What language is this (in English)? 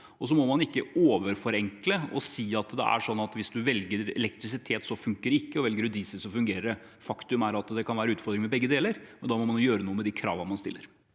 Norwegian